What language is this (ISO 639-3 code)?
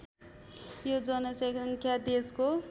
nep